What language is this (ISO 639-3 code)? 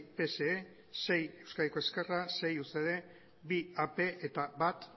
eus